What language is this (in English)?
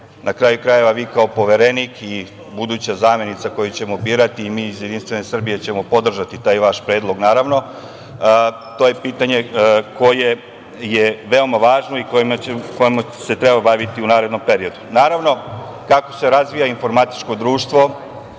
Serbian